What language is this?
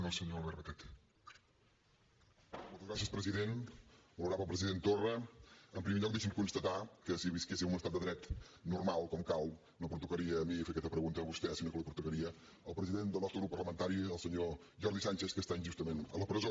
Catalan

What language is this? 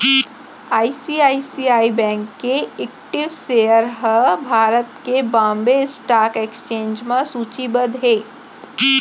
Chhattisgarhi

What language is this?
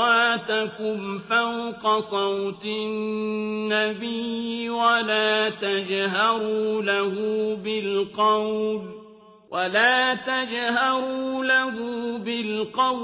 Arabic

